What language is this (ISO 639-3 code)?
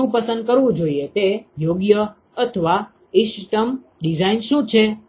guj